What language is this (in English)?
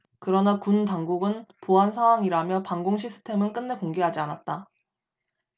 Korean